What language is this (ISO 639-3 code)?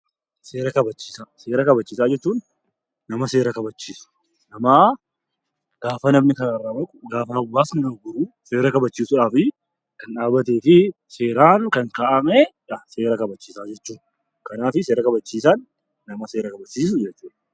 orm